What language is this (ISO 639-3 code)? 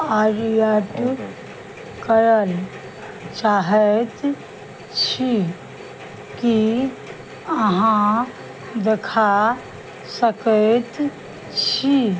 mai